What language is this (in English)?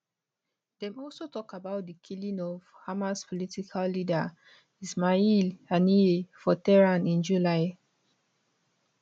Nigerian Pidgin